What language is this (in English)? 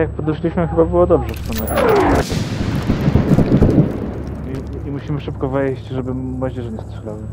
Polish